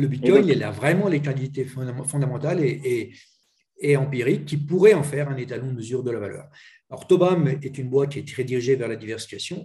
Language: French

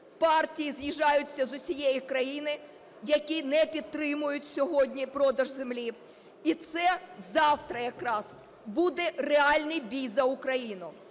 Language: Ukrainian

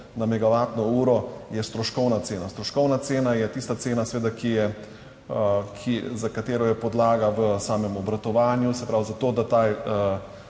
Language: Slovenian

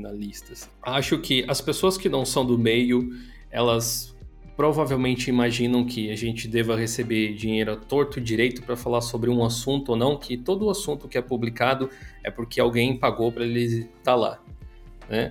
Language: Portuguese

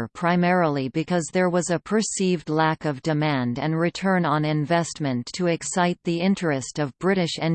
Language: English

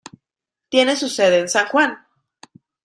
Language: Spanish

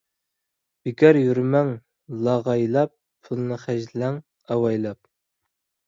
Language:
Uyghur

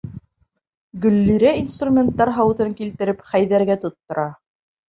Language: Bashkir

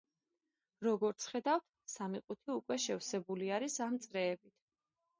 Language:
Georgian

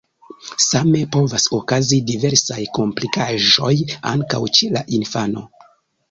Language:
Esperanto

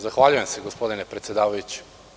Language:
Serbian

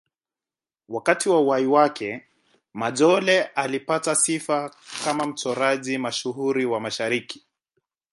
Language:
Swahili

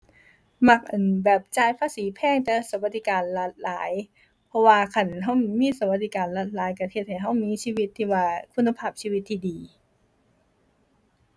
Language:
Thai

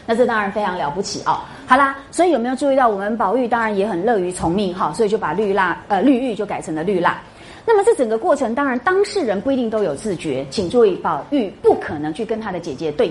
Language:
Chinese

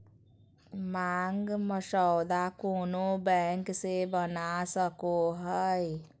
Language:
Magahi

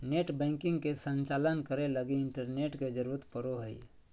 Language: Magahi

